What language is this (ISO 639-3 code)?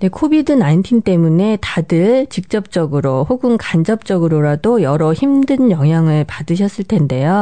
kor